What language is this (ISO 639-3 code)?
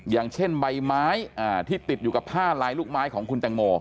tha